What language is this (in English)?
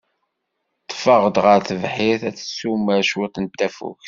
Kabyle